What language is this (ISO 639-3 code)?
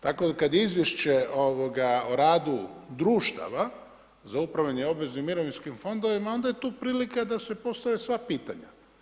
hrv